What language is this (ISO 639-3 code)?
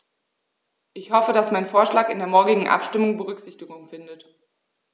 deu